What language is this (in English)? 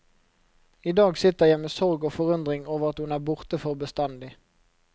Norwegian